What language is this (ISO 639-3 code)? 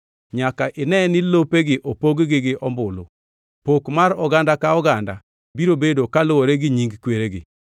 luo